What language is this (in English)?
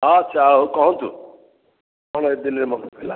Odia